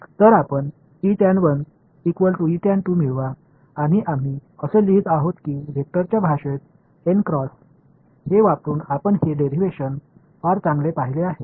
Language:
Tamil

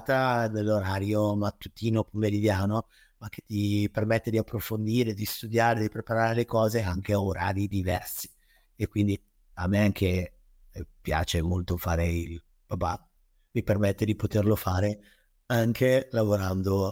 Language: Italian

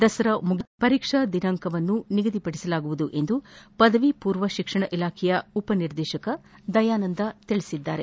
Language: Kannada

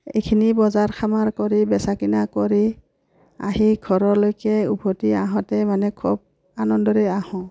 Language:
Assamese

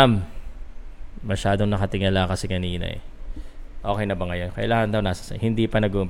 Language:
Filipino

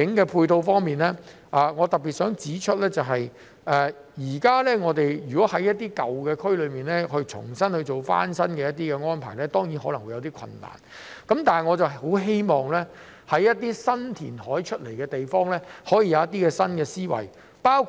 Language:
Cantonese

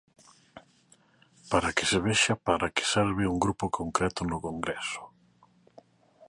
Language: Galician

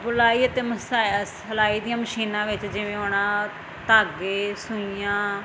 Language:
Punjabi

